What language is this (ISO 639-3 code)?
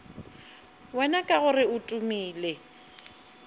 nso